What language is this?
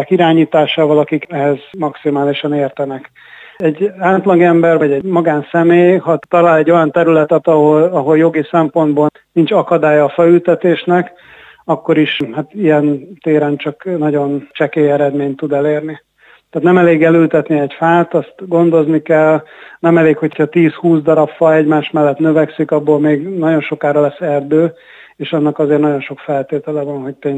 Hungarian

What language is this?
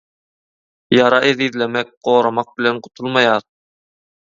Turkmen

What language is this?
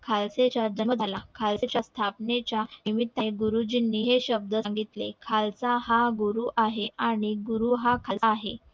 Marathi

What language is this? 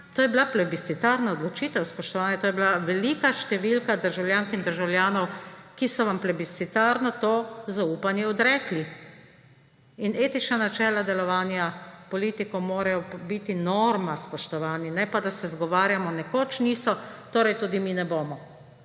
Slovenian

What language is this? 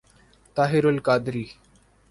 Urdu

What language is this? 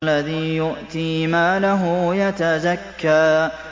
Arabic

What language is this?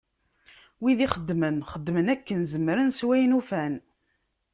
Kabyle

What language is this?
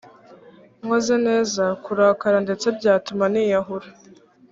Kinyarwanda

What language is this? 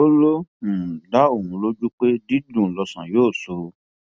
Yoruba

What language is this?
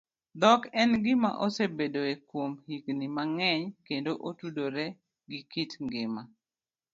Luo (Kenya and Tanzania)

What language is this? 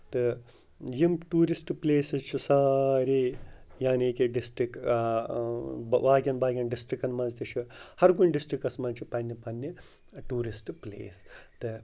Kashmiri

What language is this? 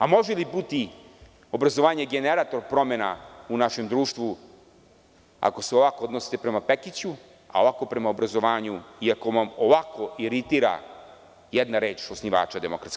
Serbian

